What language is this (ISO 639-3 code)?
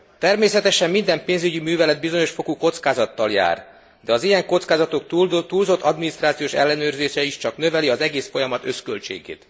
hun